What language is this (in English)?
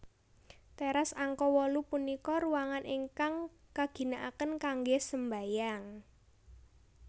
Javanese